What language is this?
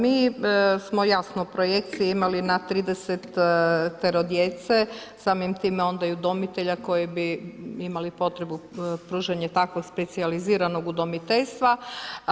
Croatian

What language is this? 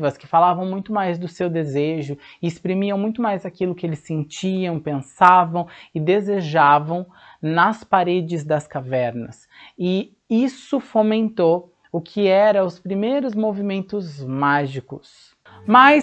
Portuguese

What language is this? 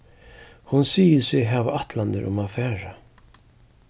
Faroese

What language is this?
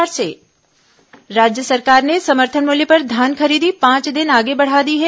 Hindi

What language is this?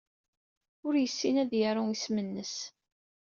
Kabyle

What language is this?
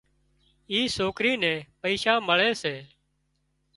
Wadiyara Koli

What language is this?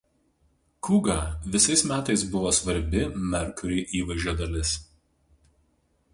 Lithuanian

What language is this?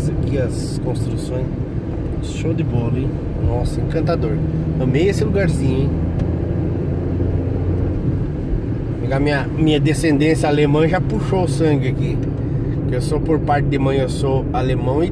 Portuguese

